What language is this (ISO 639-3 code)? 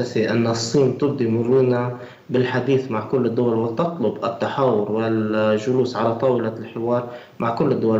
ara